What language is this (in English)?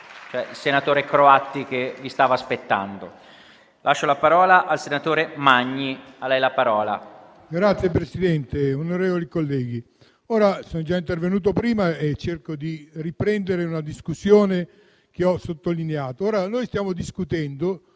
Italian